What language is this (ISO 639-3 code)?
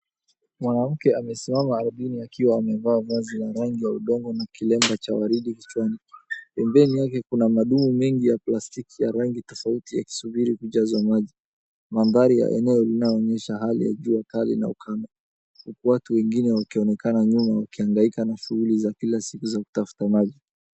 swa